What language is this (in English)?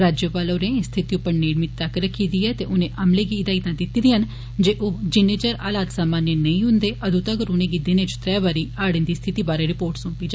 Dogri